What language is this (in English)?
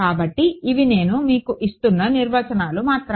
Telugu